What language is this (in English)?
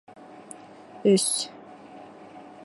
Bashkir